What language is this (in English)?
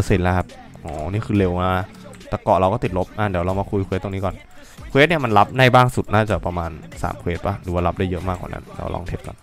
Thai